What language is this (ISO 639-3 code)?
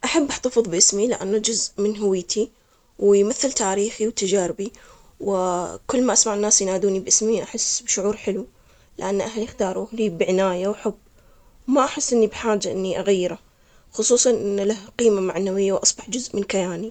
acx